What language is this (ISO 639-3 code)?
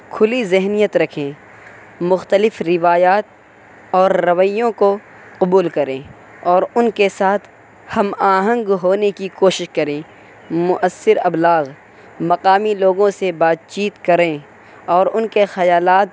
urd